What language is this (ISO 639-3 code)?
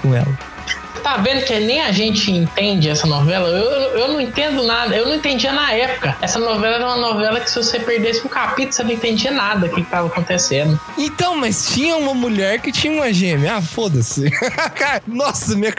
por